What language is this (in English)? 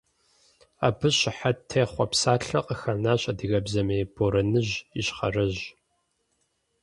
Kabardian